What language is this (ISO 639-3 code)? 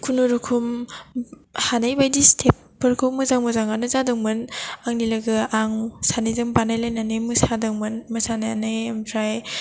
brx